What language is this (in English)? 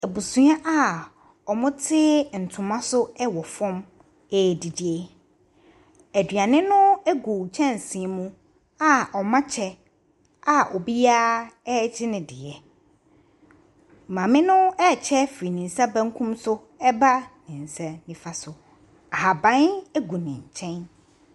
Akan